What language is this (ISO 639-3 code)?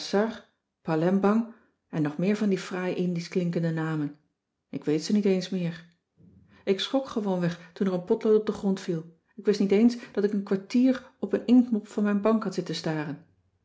nld